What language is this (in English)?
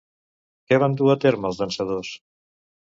Catalan